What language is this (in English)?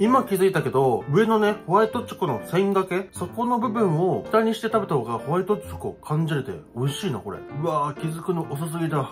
Japanese